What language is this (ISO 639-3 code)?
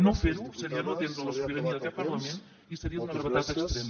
cat